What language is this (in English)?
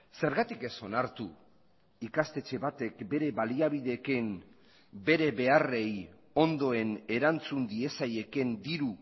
Basque